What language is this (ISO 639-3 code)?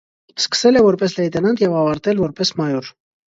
hye